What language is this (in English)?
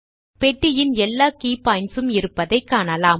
Tamil